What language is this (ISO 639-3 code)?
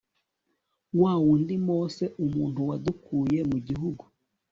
kin